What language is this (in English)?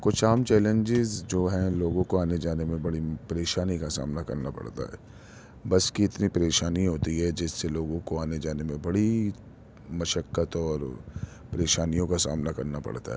Urdu